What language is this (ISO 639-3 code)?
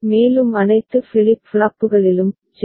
tam